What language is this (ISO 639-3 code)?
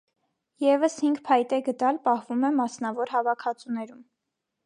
hye